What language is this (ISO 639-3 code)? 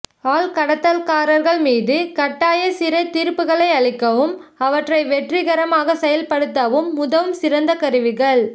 tam